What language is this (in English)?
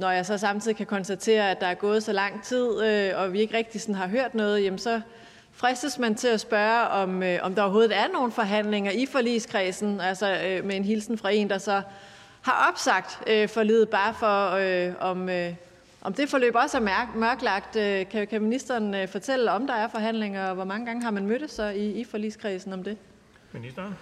Danish